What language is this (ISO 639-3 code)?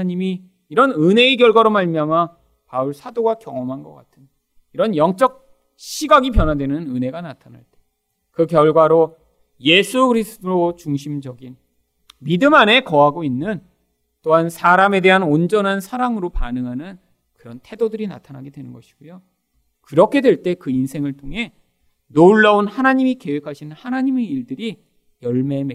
kor